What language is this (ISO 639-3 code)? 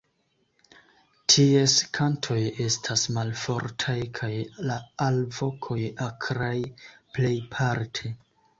epo